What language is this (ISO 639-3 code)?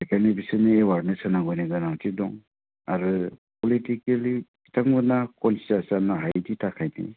brx